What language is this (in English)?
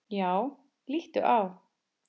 Icelandic